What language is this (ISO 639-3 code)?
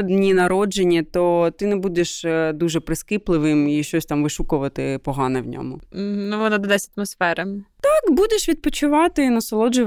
ukr